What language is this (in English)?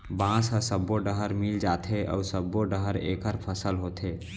Chhattisgarhi